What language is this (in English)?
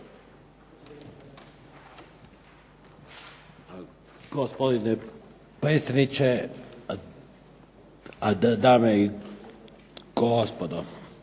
Croatian